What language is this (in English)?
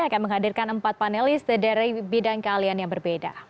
Indonesian